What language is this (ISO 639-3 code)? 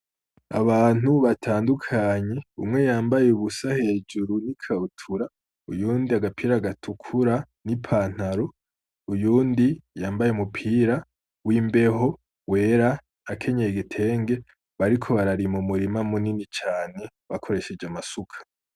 run